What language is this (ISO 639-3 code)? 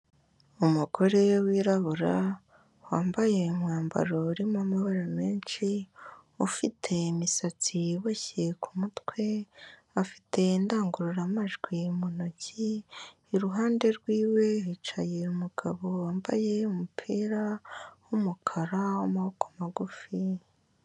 kin